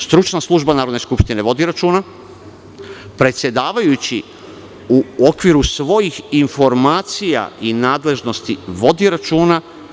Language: Serbian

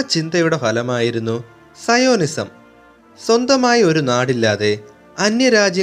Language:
Malayalam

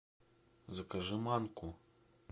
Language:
Russian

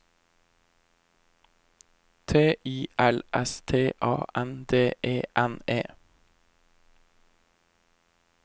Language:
Norwegian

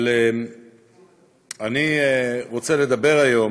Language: Hebrew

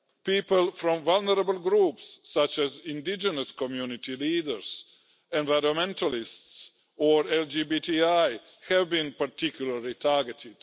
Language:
English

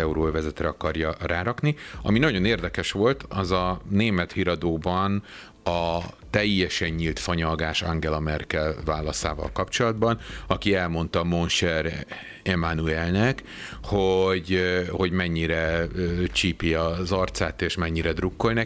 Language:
Hungarian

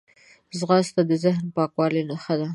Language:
Pashto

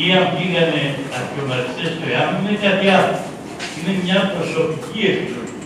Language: Greek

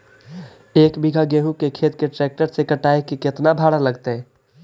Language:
Magahi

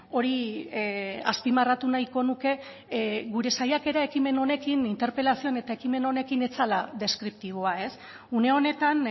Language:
Basque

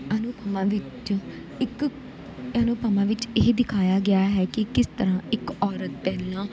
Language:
Punjabi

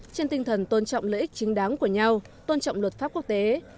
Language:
Vietnamese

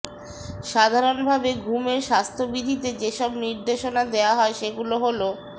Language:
Bangla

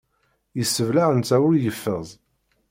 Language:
Kabyle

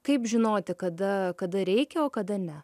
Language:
Lithuanian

